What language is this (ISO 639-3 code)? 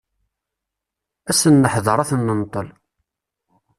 kab